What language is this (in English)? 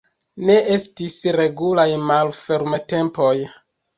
Esperanto